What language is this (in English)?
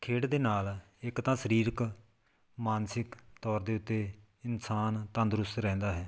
Punjabi